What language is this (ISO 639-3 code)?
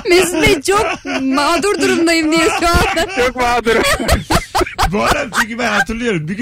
tur